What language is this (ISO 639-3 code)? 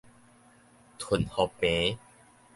nan